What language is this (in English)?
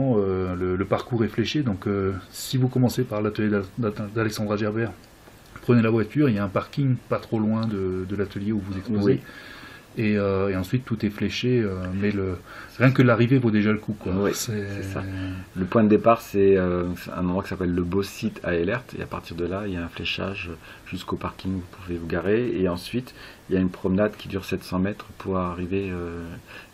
French